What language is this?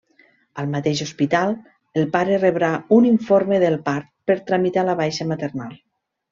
Catalan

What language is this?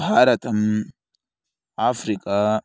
Sanskrit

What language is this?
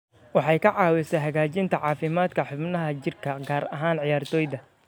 Somali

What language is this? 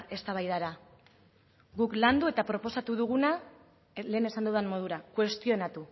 Basque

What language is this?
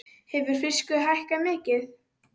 Icelandic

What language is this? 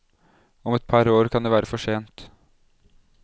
Norwegian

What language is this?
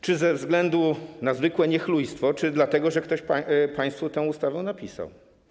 Polish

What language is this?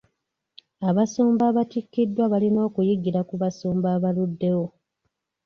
Ganda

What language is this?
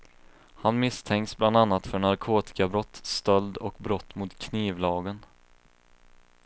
Swedish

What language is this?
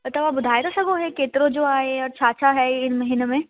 Sindhi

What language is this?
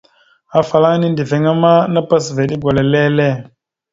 Mada (Cameroon)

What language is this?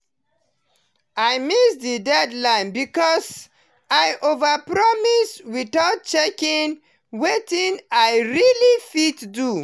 Nigerian Pidgin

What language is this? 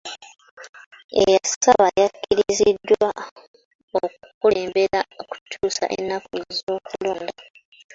Ganda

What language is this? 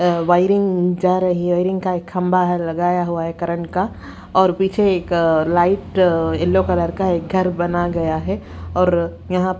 Hindi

